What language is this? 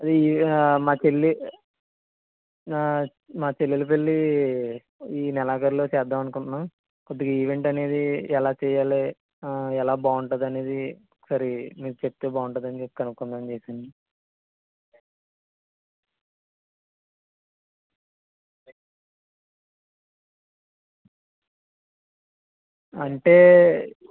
Telugu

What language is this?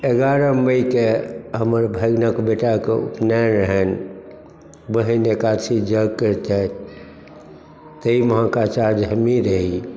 Maithili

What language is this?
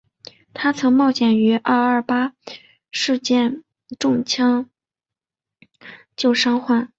Chinese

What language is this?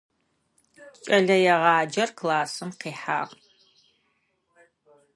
Adyghe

